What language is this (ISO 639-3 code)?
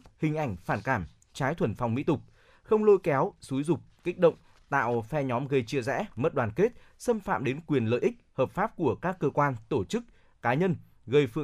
vie